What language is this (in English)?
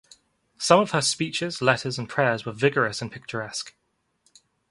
English